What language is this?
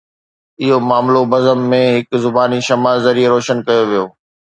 Sindhi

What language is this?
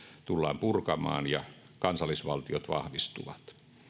Finnish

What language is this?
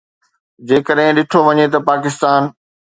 Sindhi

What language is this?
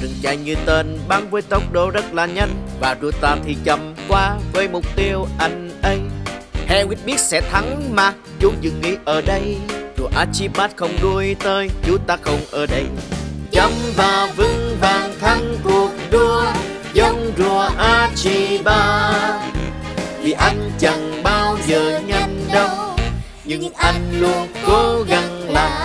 Vietnamese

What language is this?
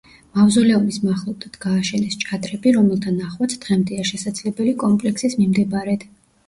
Georgian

